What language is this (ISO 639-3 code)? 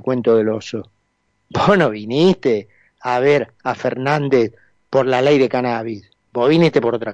spa